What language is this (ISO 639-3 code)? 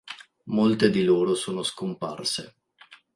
ita